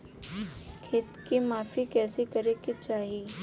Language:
Bhojpuri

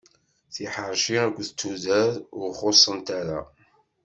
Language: Kabyle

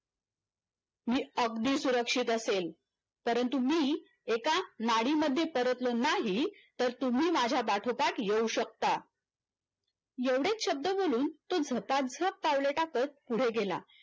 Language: Marathi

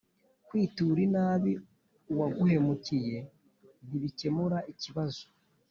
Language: Kinyarwanda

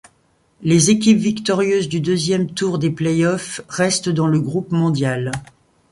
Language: French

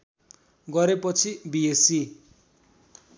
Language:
Nepali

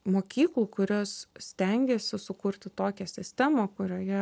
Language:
Lithuanian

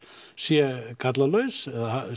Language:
Icelandic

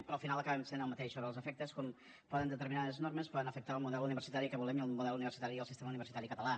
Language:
Catalan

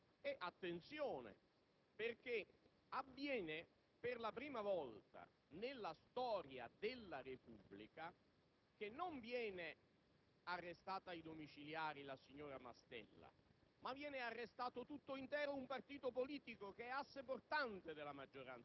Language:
Italian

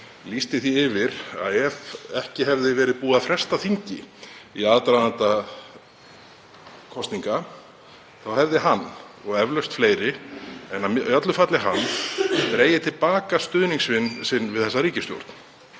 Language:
Icelandic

